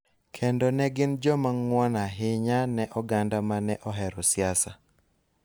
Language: Luo (Kenya and Tanzania)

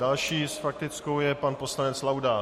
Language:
Czech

